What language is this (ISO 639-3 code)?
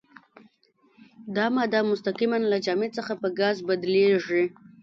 pus